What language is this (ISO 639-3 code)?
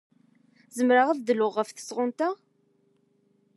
kab